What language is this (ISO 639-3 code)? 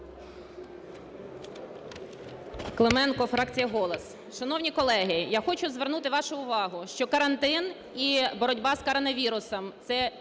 ukr